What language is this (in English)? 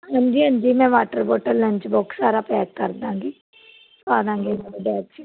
Punjabi